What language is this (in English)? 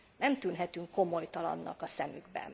Hungarian